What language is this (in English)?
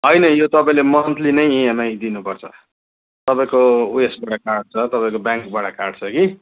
Nepali